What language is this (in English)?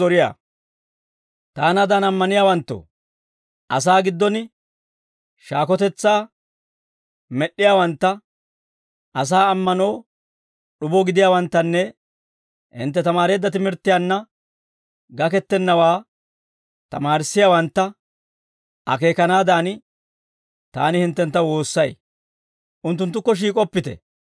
Dawro